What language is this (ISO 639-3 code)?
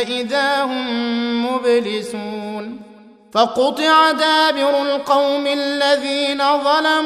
ara